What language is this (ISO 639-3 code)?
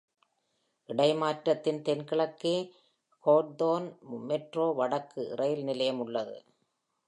tam